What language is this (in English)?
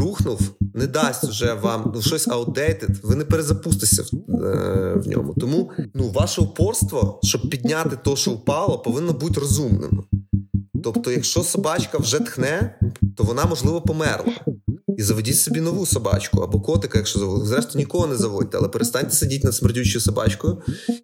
Ukrainian